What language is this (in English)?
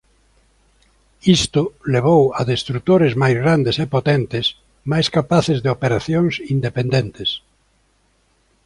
Galician